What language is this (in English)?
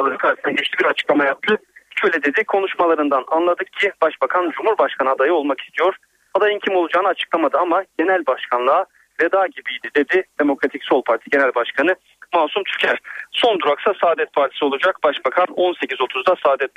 Turkish